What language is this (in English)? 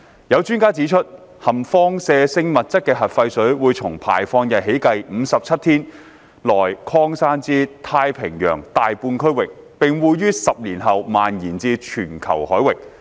Cantonese